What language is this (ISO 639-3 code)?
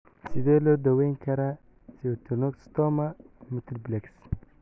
som